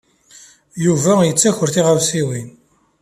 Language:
Kabyle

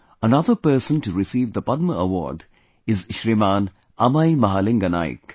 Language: English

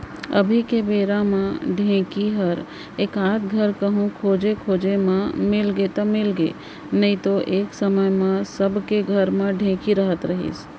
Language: Chhattisgarhi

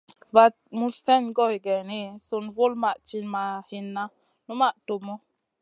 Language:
Masana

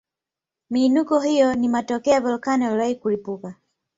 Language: Swahili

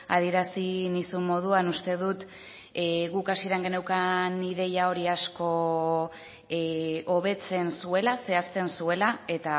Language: Basque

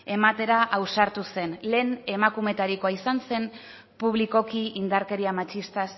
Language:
Basque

